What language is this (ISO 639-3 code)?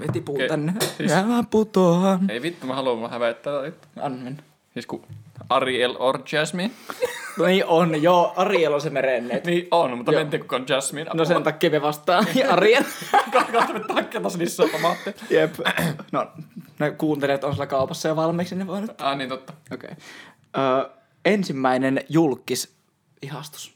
fin